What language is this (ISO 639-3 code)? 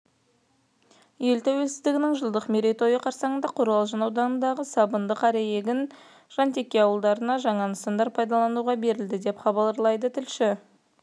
kaz